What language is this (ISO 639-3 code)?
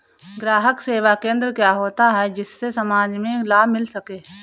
hin